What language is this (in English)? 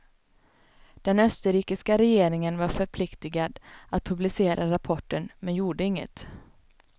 Swedish